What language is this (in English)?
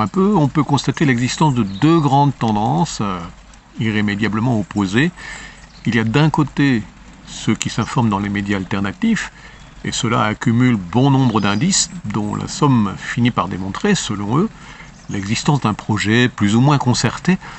French